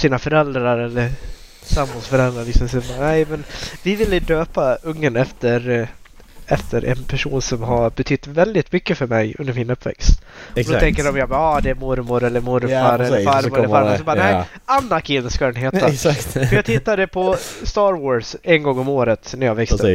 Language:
Swedish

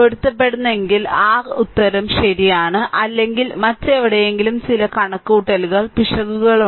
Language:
Malayalam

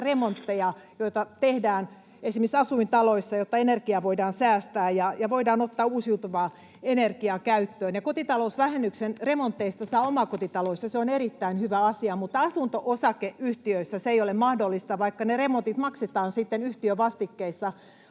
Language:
Finnish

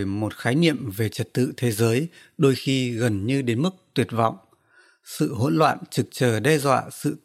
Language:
Vietnamese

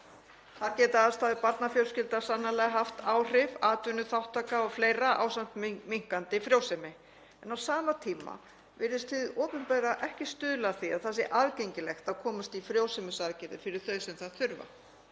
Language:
Icelandic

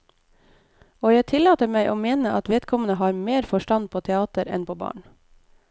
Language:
Norwegian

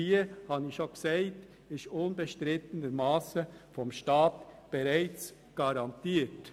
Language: Swiss German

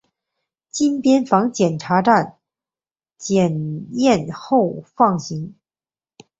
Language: Chinese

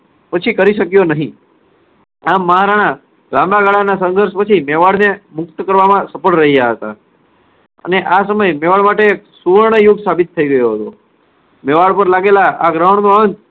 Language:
Gujarati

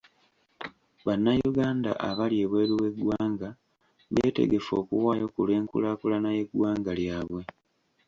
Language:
Ganda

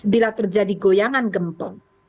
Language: Indonesian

